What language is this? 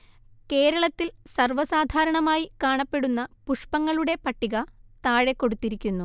Malayalam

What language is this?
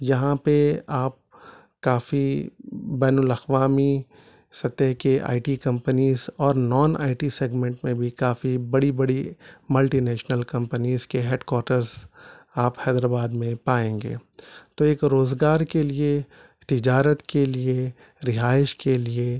Urdu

